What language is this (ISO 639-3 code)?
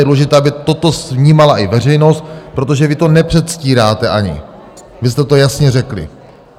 ces